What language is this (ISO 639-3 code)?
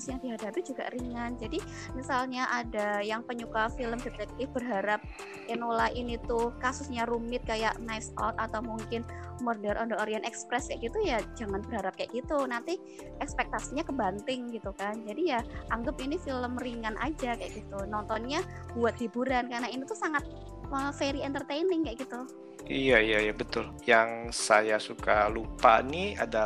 ind